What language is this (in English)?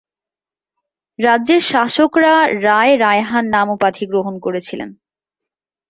Bangla